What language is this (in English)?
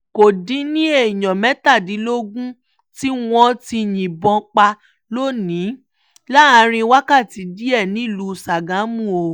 Yoruba